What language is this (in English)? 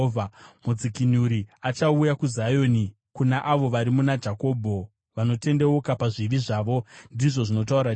Shona